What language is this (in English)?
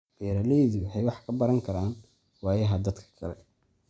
Somali